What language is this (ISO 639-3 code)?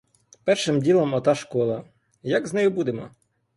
ukr